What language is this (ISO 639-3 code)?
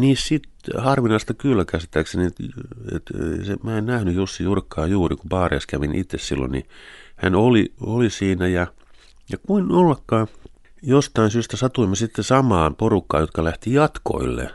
fin